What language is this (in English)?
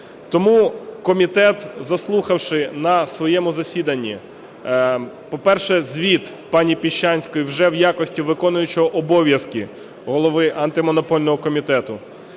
Ukrainian